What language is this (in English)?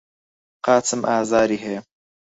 Central Kurdish